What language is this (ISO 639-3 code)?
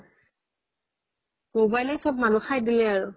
asm